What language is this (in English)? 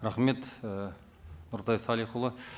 Kazakh